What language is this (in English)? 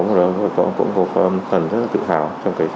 Vietnamese